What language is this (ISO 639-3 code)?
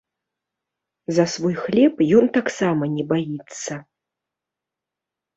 bel